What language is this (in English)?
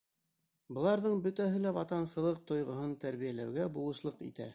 Bashkir